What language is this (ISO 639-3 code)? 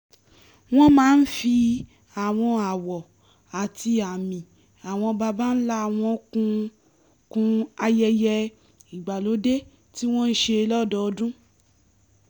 yor